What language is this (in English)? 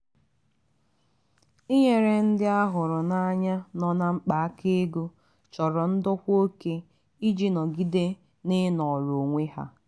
Igbo